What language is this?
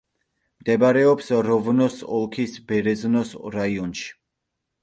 Georgian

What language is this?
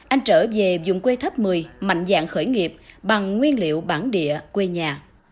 Vietnamese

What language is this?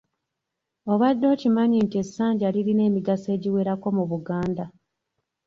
Ganda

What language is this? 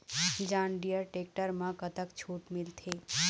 Chhattisgarhi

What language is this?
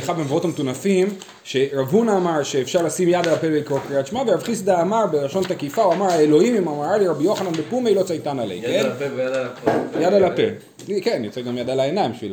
Hebrew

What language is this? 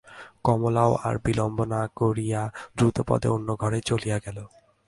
Bangla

